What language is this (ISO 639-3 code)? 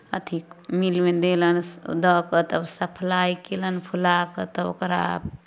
mai